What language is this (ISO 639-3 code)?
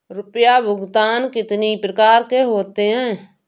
hin